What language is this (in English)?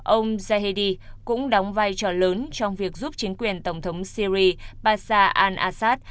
Vietnamese